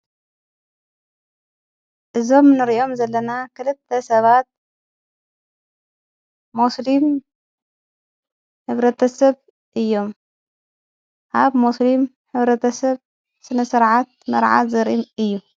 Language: Tigrinya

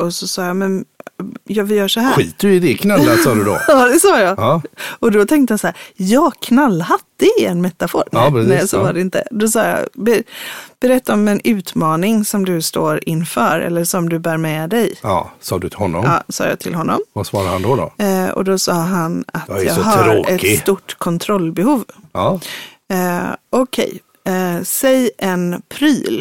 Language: Swedish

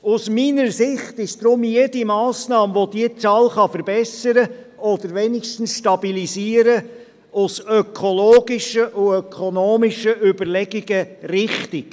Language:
Swiss German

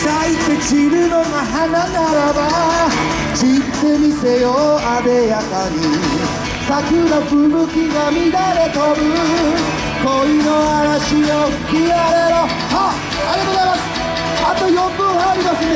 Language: Korean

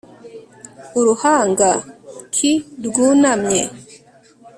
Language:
Kinyarwanda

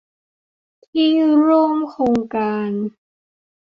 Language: Thai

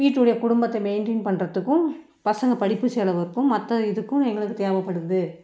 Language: Tamil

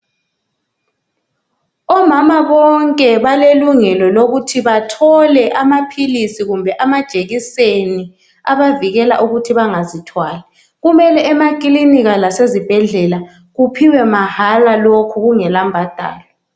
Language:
North Ndebele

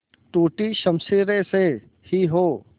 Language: Hindi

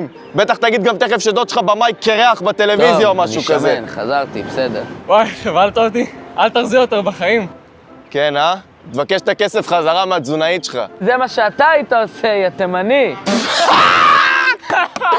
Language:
Hebrew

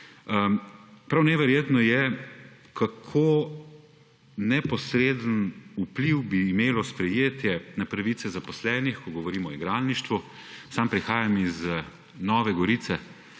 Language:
Slovenian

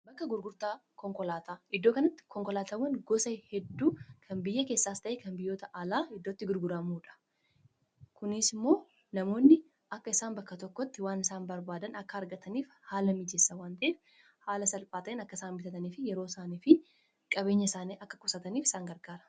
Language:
Oromo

